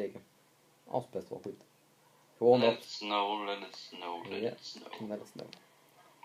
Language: Dutch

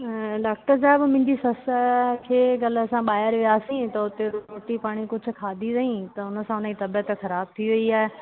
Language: Sindhi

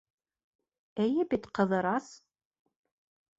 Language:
Bashkir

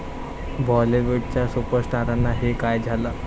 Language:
Marathi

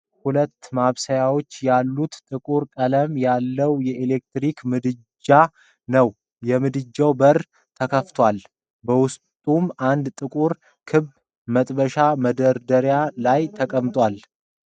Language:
Amharic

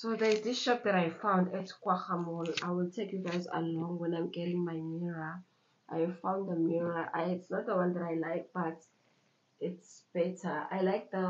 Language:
English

